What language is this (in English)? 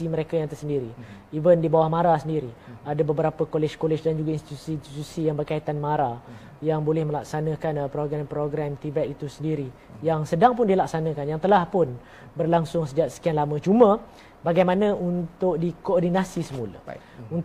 Malay